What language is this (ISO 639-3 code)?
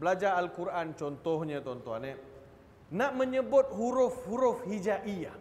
msa